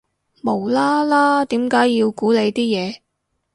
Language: Cantonese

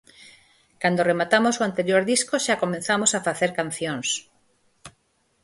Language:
Galician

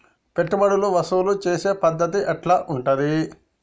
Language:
Telugu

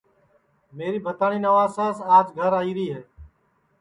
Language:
Sansi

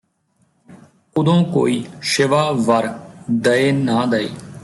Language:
Punjabi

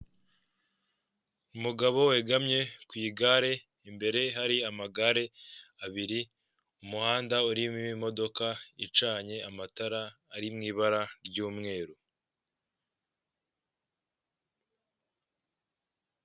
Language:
Kinyarwanda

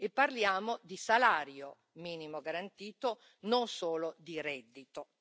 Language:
Italian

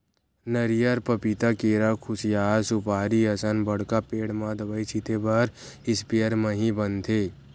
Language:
Chhattisgarhi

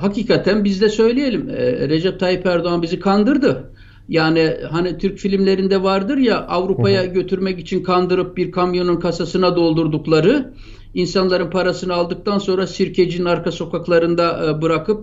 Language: Turkish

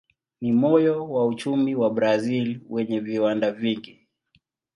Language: Swahili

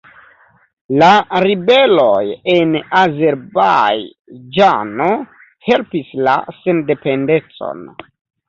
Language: Esperanto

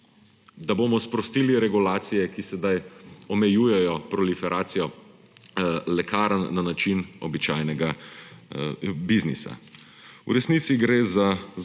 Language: Slovenian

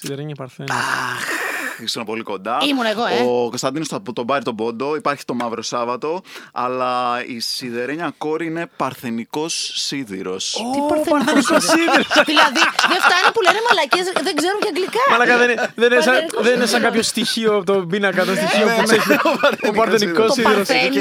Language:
Greek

